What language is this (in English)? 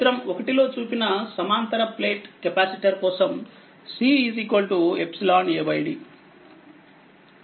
Telugu